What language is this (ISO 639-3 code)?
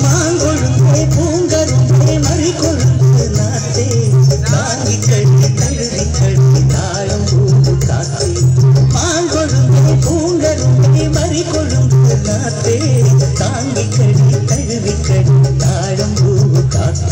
tha